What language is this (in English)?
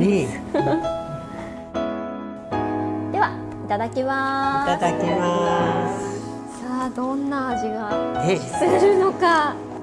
Japanese